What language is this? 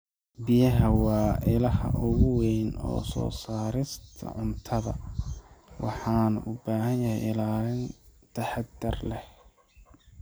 Somali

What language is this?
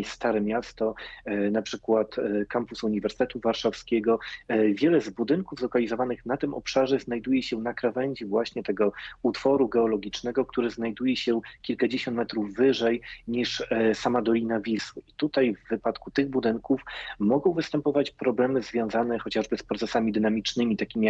Polish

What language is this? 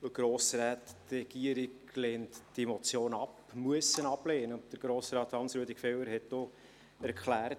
Swiss German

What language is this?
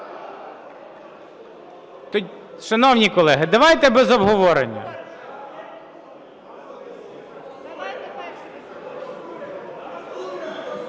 Ukrainian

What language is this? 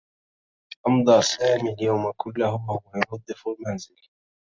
Arabic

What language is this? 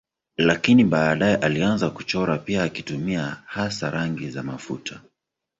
Swahili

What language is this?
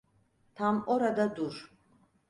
Turkish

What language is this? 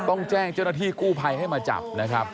Thai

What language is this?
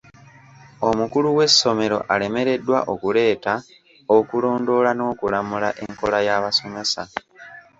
Ganda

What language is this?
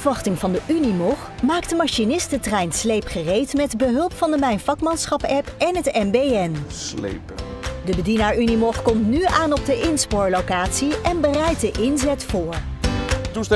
Dutch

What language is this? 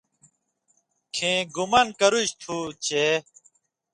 Indus Kohistani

